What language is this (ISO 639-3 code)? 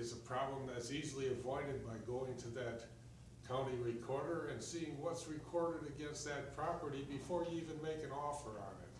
eng